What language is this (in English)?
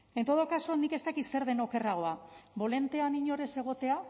Basque